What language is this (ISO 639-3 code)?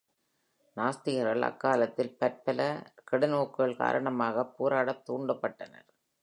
tam